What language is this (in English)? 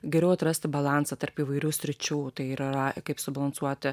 Lithuanian